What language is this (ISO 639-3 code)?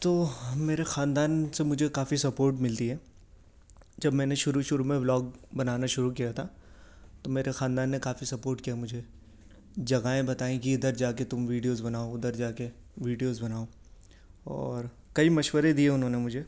urd